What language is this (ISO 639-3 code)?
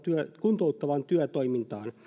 fin